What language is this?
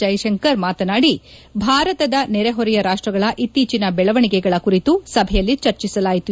Kannada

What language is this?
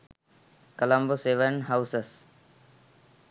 Sinhala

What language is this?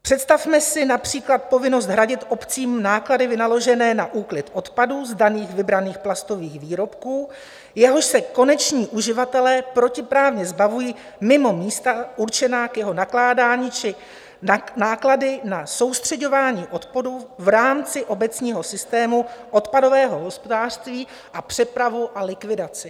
Czech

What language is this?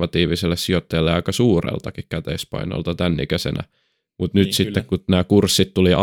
Finnish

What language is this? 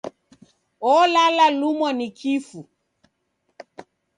Taita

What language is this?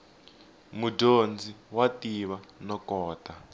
Tsonga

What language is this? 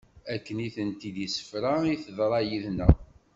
Kabyle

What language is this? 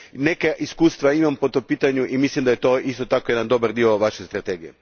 Croatian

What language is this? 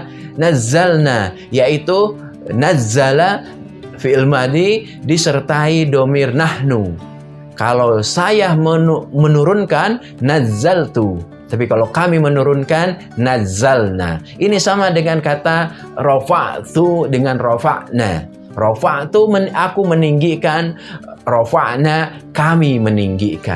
Indonesian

